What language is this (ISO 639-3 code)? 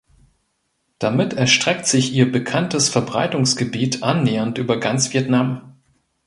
deu